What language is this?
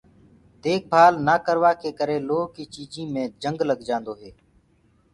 Gurgula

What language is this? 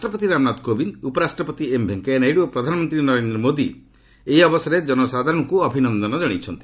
Odia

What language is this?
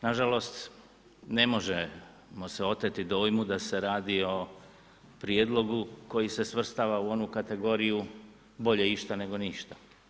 Croatian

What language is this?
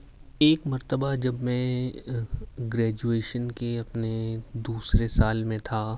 Urdu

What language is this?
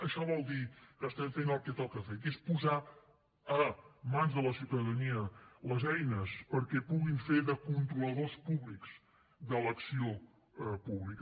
Catalan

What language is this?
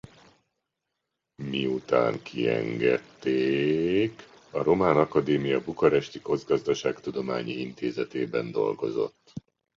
Hungarian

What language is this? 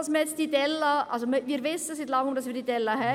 Swiss German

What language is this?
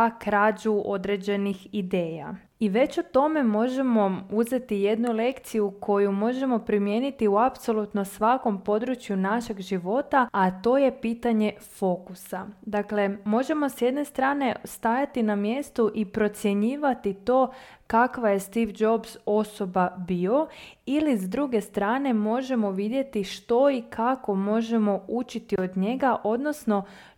Croatian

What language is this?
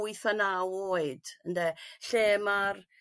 Welsh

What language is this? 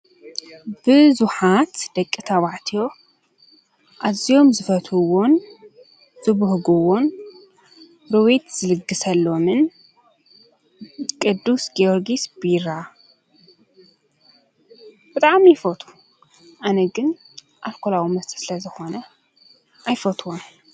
Tigrinya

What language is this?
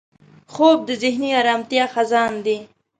Pashto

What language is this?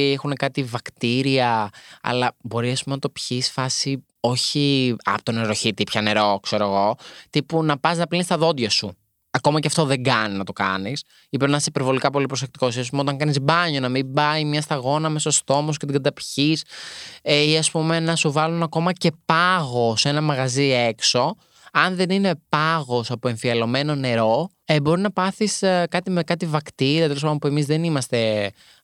Greek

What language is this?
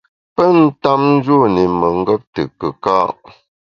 Bamun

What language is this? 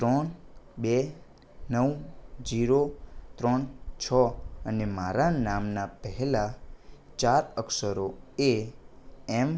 Gujarati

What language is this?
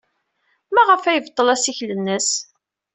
Kabyle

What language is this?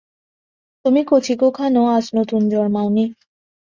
Bangla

